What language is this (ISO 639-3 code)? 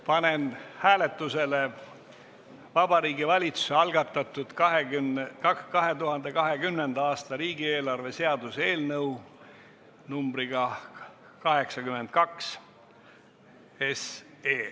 est